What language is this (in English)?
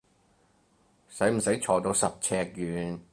Cantonese